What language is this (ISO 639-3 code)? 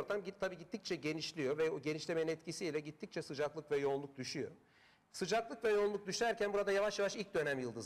tur